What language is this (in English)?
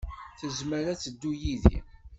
Kabyle